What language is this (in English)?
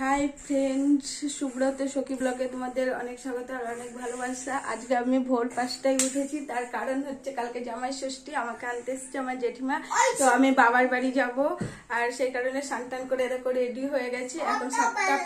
Turkish